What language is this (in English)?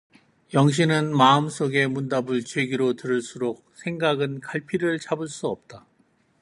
Korean